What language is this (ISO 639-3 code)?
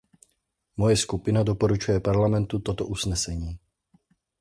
ces